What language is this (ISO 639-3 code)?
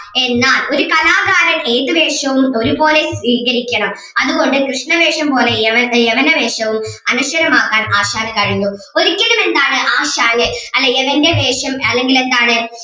mal